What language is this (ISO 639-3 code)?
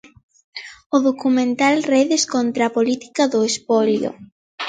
glg